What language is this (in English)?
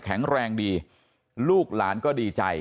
Thai